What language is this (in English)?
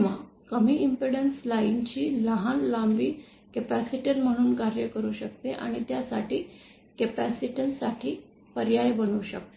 Marathi